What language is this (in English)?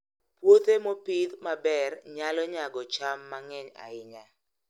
Luo (Kenya and Tanzania)